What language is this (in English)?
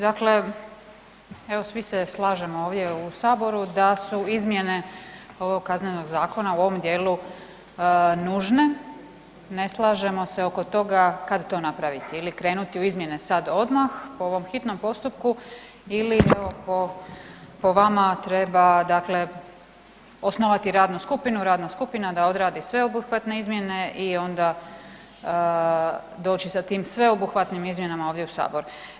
Croatian